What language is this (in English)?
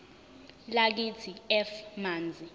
Zulu